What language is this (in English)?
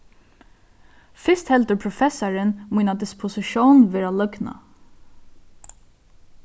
Faroese